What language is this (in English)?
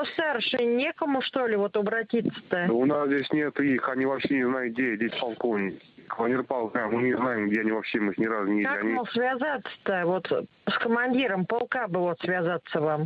Russian